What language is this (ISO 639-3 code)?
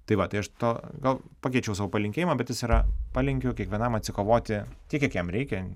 lit